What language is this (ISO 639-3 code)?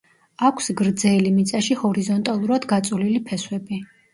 kat